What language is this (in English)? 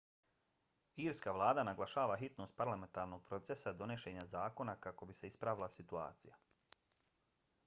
Bosnian